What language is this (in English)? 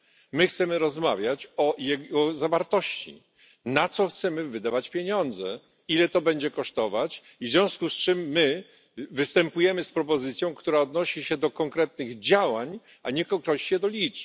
Polish